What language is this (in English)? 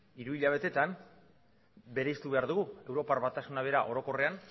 Basque